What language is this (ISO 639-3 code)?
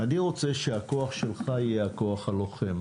heb